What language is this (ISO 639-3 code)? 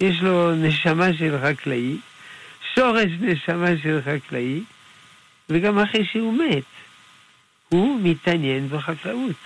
heb